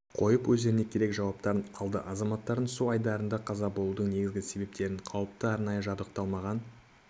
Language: Kazakh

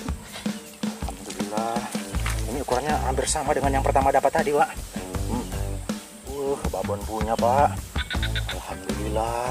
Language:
Indonesian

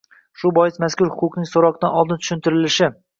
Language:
Uzbek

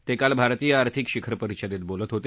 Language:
Marathi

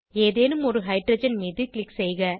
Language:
Tamil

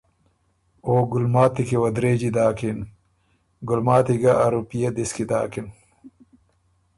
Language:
Ormuri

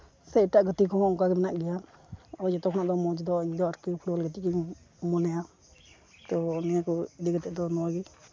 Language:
Santali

